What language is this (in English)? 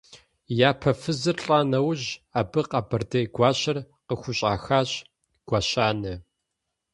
Kabardian